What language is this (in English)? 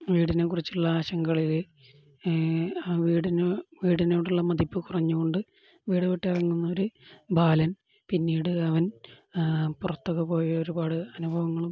Malayalam